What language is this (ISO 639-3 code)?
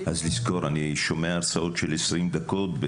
heb